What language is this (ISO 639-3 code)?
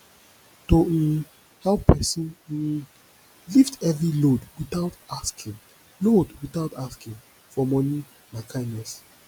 pcm